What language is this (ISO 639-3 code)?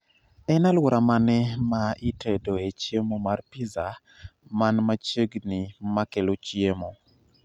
luo